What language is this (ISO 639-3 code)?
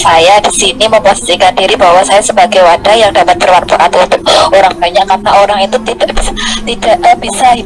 ind